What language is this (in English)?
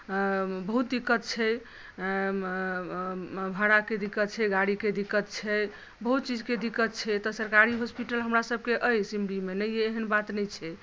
Maithili